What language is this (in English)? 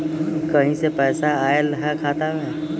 Magahi